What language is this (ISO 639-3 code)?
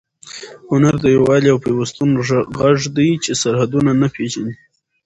pus